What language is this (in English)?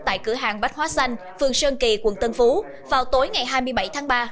Vietnamese